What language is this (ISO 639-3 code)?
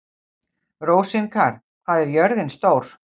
isl